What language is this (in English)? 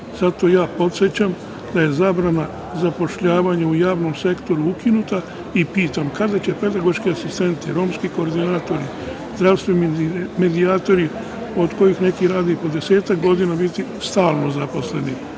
Serbian